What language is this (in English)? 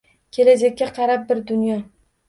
Uzbek